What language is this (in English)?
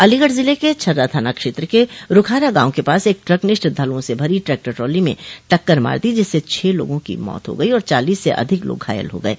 Hindi